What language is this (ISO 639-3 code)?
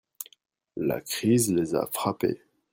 fra